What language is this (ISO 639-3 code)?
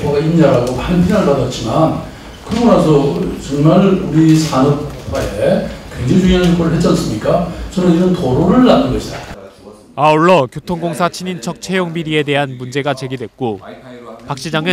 kor